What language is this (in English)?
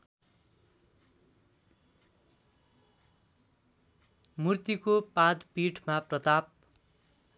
Nepali